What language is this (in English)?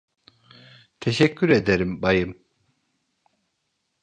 Turkish